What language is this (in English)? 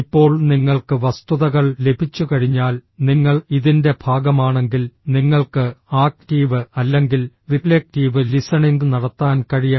Malayalam